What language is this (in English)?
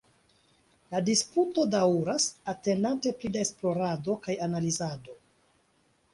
Esperanto